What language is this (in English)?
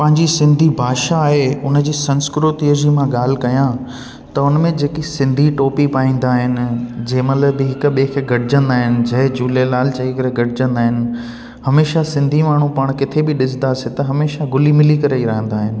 Sindhi